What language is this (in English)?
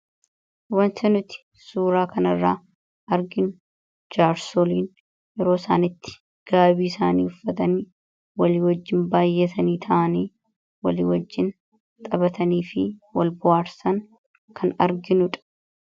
Oromo